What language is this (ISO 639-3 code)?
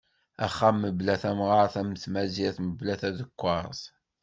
kab